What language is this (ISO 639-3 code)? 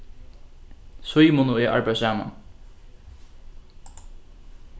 fao